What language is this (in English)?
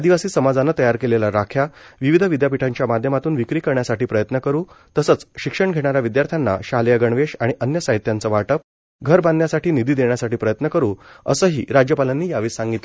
Marathi